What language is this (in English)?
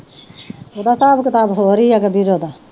Punjabi